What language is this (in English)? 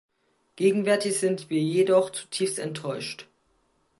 German